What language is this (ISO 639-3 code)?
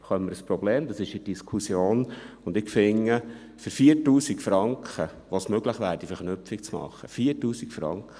gsw